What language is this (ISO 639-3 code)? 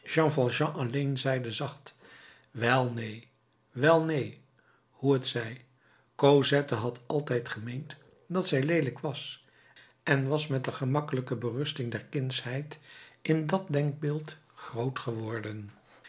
nld